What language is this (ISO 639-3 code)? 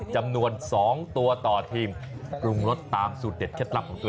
tha